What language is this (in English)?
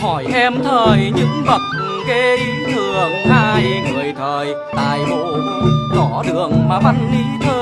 Vietnamese